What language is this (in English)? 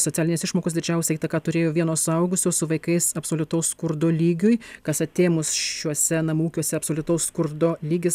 Lithuanian